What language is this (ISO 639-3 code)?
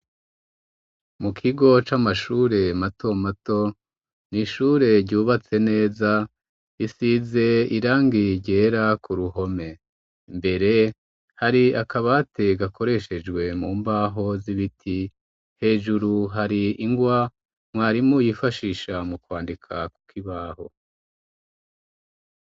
run